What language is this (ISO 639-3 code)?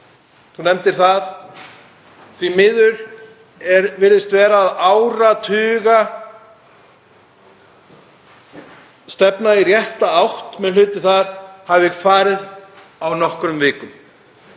isl